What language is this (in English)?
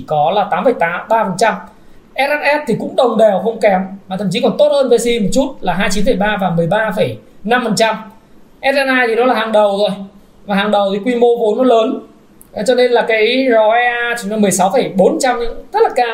Vietnamese